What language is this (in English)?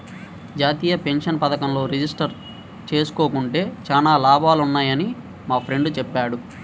Telugu